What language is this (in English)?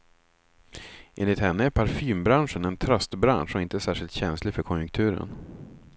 Swedish